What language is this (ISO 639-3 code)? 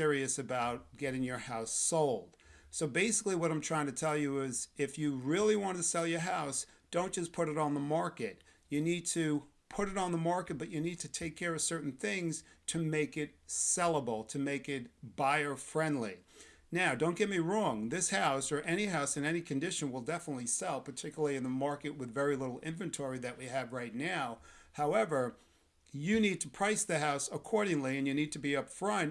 eng